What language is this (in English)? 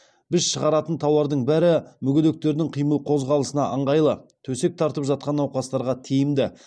Kazakh